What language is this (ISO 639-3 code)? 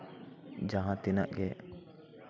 sat